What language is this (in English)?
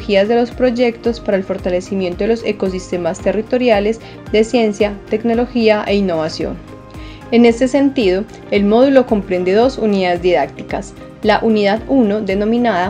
Spanish